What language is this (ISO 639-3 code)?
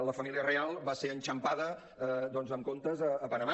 cat